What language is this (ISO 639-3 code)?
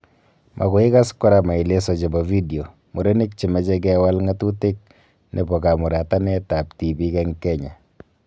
kln